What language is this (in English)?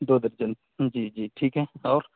Urdu